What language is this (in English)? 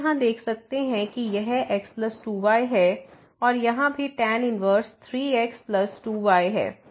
Hindi